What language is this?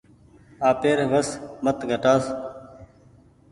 Goaria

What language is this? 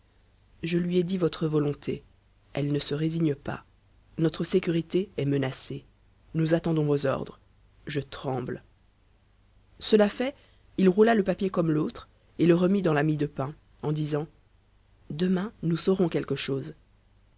French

